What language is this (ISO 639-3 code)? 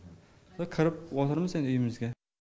kaz